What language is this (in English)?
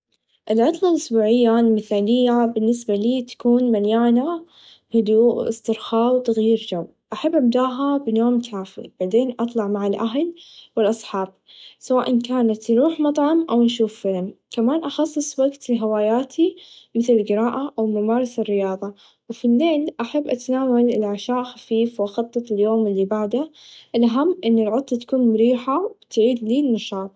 Najdi Arabic